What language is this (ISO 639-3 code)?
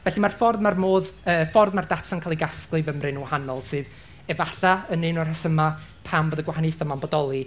cym